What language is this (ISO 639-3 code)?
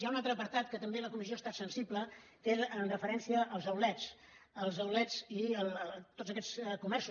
cat